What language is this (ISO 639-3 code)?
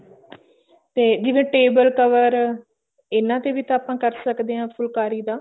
pan